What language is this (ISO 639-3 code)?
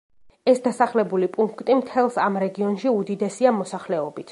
kat